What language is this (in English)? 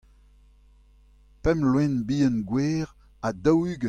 Breton